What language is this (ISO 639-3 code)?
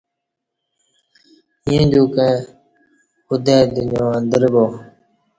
bsh